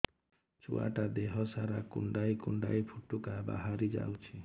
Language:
Odia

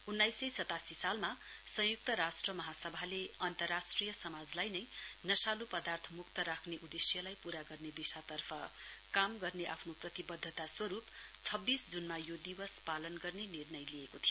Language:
Nepali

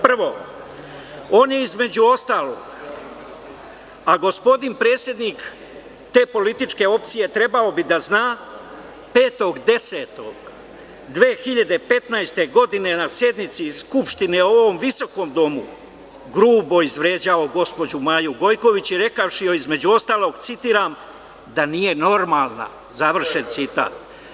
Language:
Serbian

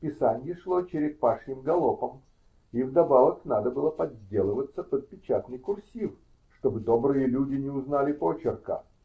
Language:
Russian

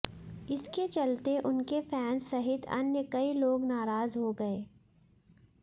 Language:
Hindi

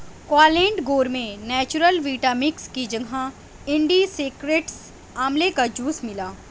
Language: Urdu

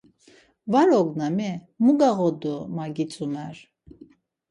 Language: Laz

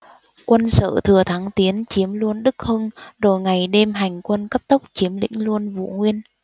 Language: Vietnamese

